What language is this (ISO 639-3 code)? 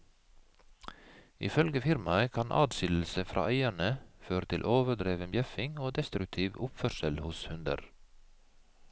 nor